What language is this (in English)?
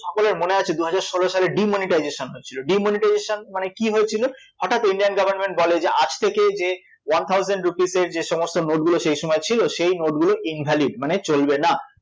Bangla